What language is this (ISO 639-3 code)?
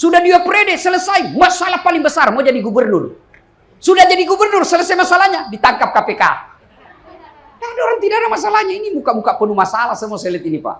ind